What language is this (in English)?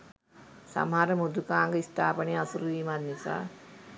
Sinhala